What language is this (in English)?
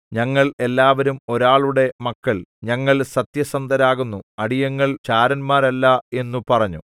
Malayalam